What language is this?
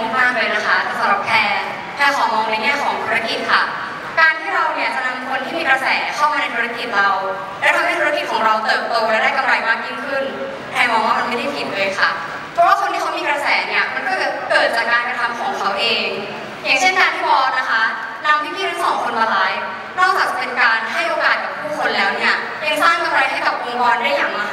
Thai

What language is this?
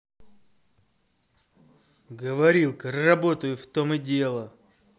Russian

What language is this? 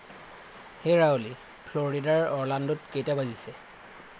Assamese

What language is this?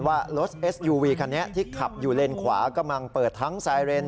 Thai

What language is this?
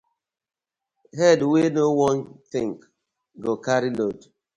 Nigerian Pidgin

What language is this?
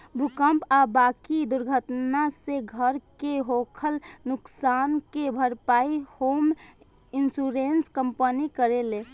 Bhojpuri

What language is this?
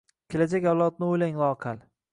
Uzbek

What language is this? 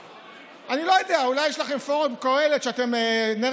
Hebrew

